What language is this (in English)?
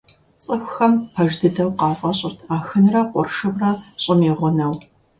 Kabardian